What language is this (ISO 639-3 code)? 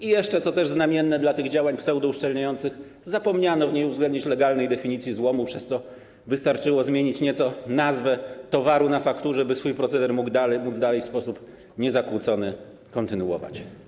pol